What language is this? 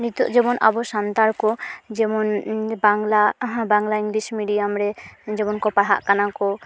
Santali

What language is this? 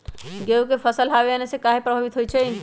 Magahi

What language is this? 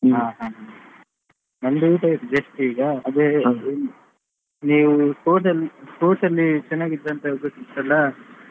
Kannada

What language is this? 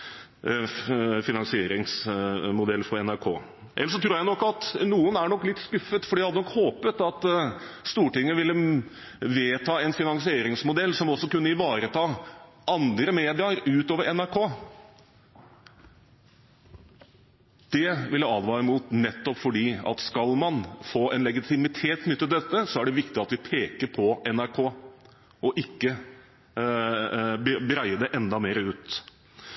Norwegian Bokmål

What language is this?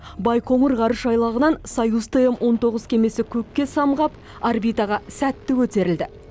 Kazakh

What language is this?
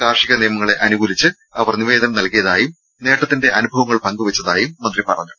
Malayalam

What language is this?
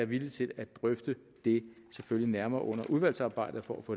Danish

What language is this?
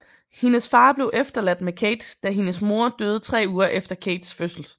Danish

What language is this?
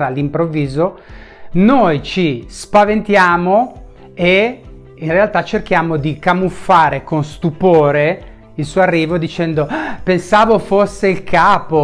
Italian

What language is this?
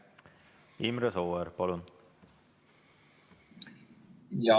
Estonian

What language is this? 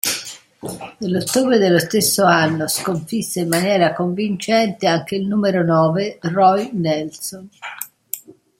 Italian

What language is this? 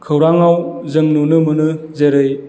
Bodo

